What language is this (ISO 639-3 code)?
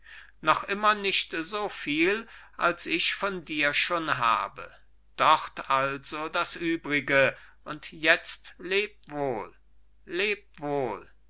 deu